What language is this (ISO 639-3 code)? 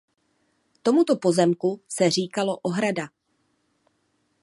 ces